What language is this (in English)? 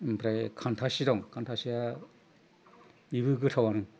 Bodo